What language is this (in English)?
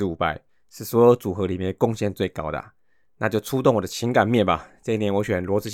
Chinese